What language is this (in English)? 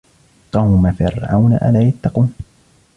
Arabic